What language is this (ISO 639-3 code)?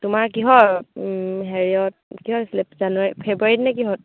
asm